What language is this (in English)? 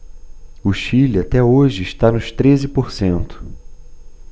Portuguese